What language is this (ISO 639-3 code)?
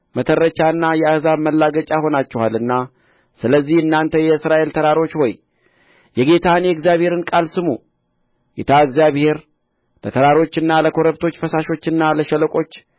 amh